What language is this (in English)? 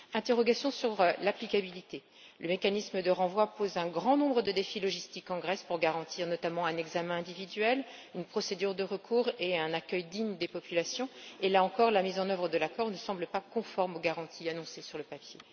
French